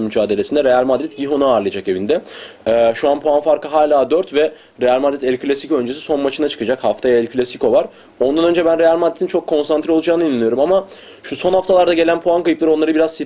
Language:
Turkish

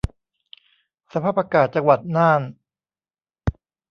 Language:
Thai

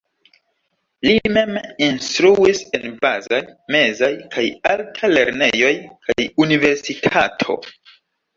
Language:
Esperanto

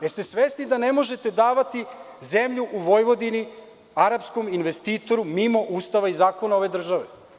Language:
Serbian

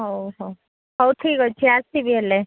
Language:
Odia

